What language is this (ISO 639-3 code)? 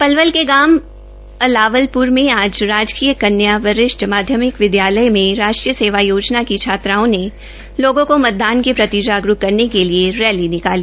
hin